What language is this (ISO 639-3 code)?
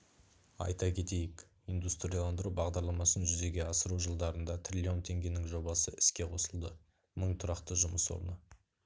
kaz